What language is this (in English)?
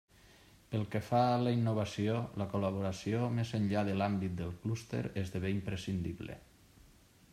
Catalan